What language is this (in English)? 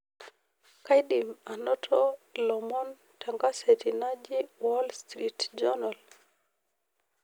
Masai